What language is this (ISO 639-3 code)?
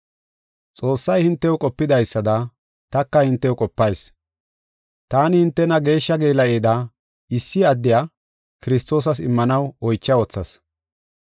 gof